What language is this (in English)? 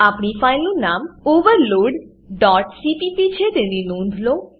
Gujarati